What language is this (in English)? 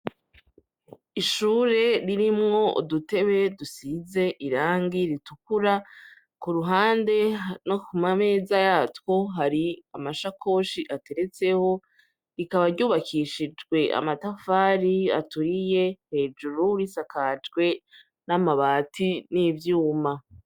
Rundi